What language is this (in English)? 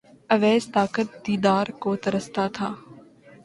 Urdu